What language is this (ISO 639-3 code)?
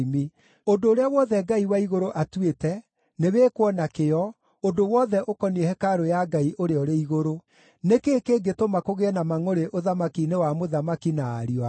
kik